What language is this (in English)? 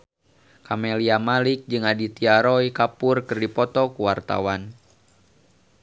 Sundanese